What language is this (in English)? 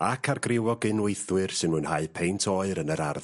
Welsh